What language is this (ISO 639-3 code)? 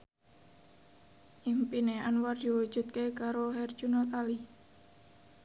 jav